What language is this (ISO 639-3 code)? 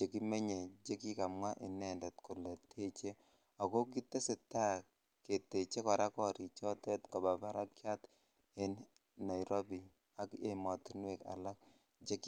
kln